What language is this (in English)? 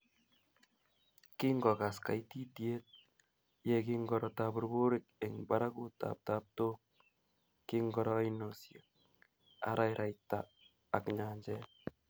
Kalenjin